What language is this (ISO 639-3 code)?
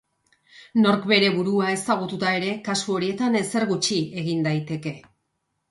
eus